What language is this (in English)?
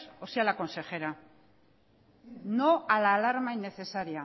Spanish